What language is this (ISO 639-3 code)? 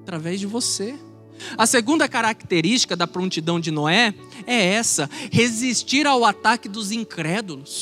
por